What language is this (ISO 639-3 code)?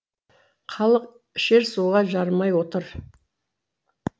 kaz